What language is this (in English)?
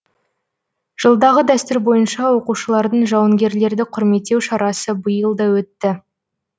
Kazakh